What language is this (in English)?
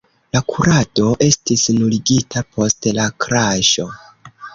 Esperanto